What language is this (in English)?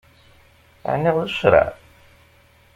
Kabyle